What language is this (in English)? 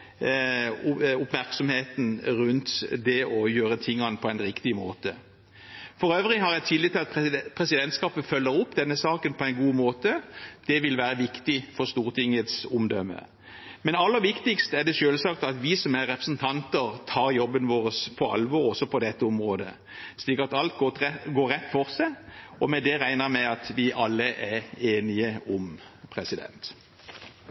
Norwegian Bokmål